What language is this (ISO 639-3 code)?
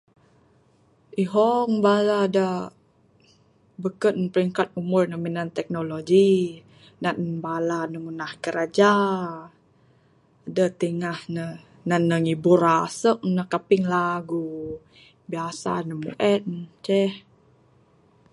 sdo